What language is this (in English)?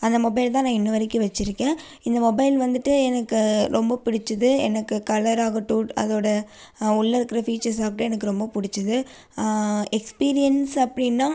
Tamil